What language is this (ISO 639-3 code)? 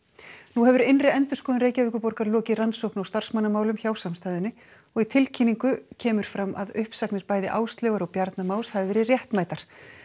isl